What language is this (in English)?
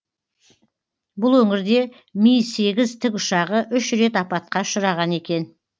Kazakh